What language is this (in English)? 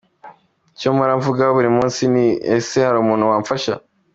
Kinyarwanda